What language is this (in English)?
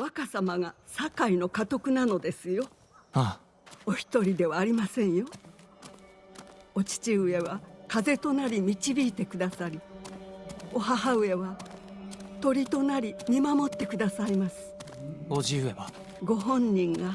Japanese